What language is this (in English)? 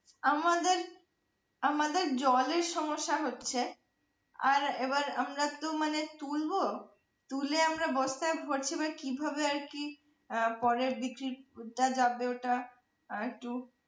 Bangla